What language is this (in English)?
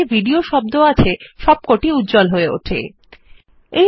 Bangla